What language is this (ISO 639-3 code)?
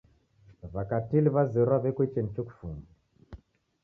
dav